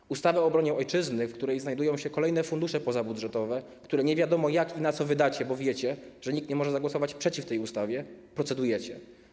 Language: Polish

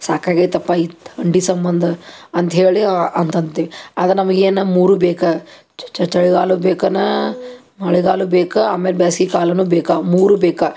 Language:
Kannada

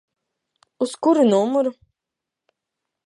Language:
Latvian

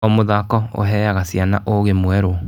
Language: Kikuyu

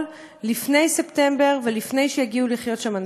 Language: Hebrew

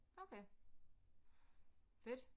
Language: Danish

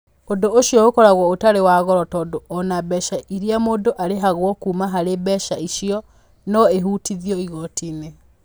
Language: Kikuyu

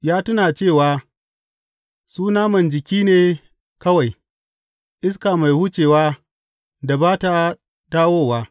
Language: Hausa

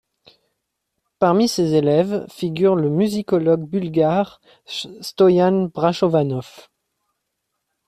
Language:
French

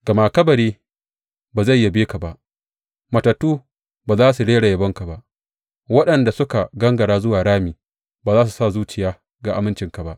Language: Hausa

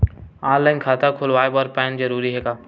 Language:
Chhattisgarhi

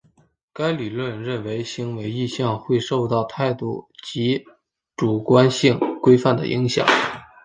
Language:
Chinese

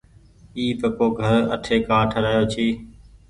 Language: Goaria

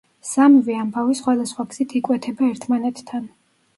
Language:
Georgian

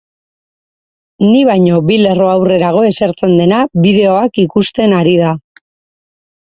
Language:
Basque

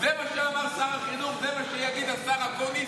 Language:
Hebrew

